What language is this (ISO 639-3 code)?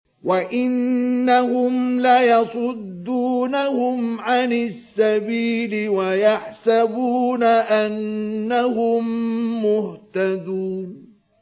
ara